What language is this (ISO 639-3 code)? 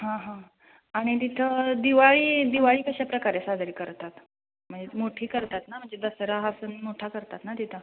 mar